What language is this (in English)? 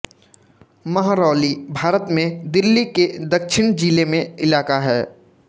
Hindi